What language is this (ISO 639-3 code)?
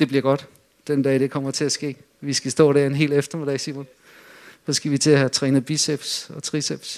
dan